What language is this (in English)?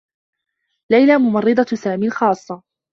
Arabic